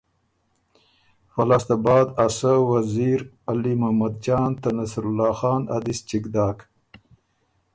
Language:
Ormuri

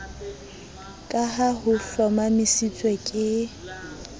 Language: Southern Sotho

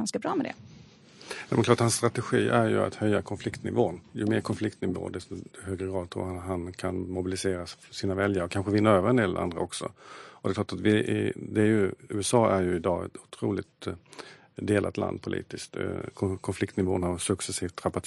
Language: Swedish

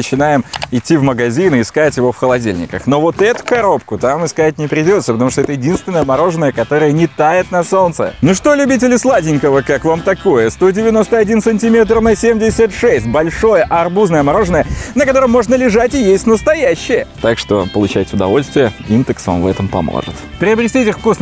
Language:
Russian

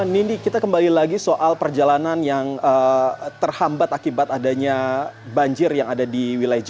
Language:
Indonesian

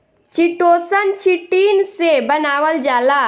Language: Bhojpuri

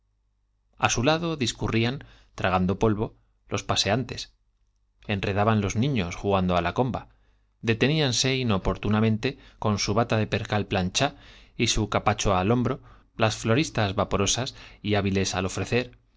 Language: Spanish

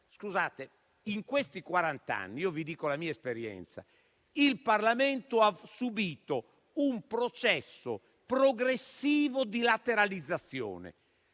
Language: Italian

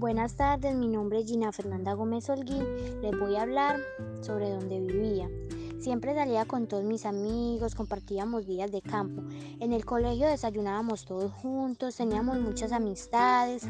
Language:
Spanish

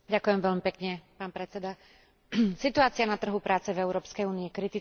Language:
Slovak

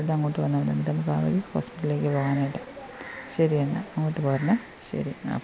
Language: Malayalam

